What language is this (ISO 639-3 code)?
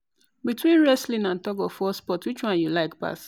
pcm